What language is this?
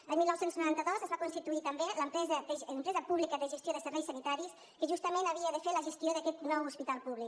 Catalan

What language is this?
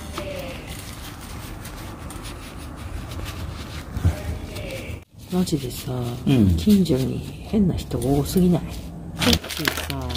Japanese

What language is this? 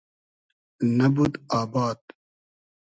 Hazaragi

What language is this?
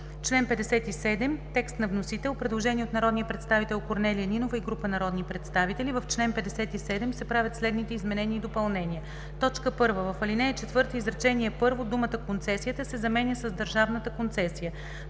Bulgarian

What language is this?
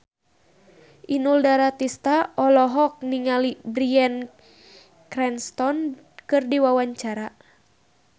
Sundanese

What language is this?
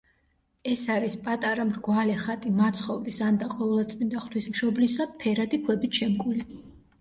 Georgian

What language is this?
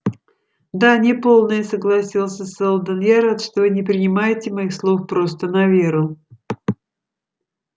Russian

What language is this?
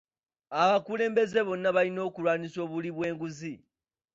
Ganda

